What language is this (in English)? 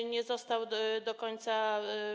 Polish